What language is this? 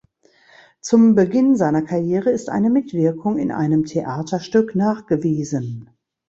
German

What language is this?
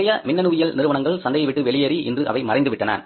Tamil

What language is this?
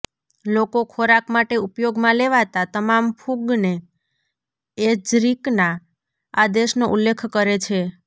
Gujarati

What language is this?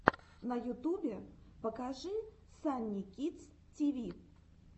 Russian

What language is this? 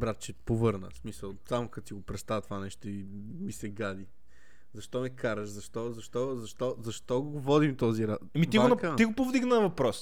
Bulgarian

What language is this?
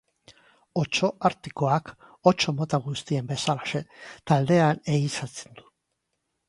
Basque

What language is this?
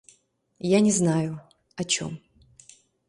Mari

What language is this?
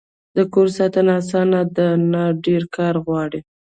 Pashto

